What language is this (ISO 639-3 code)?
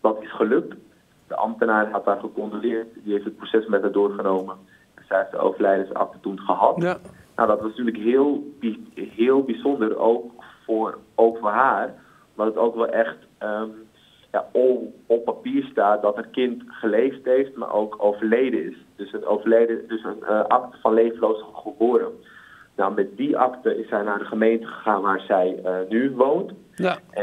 nld